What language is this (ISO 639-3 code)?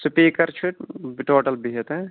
kas